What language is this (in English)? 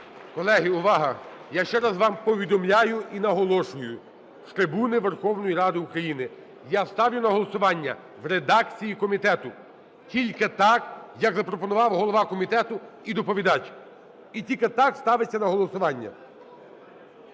Ukrainian